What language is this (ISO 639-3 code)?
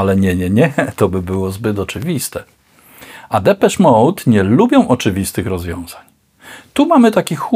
pol